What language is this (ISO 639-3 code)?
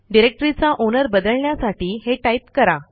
mar